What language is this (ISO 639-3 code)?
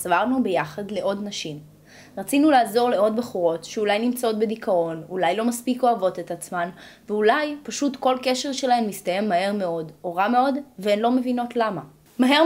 heb